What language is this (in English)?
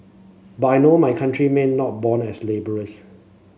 English